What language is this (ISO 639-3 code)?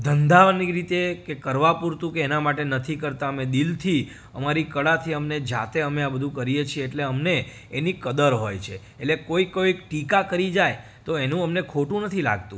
guj